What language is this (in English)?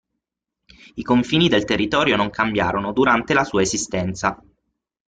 Italian